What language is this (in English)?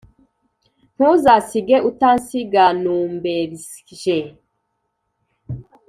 Kinyarwanda